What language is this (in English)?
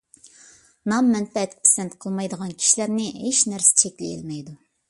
Uyghur